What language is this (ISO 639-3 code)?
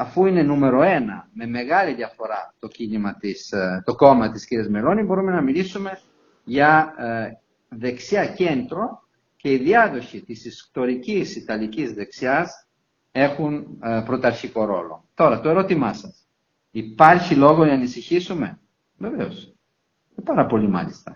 ell